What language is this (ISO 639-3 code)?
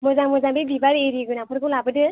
brx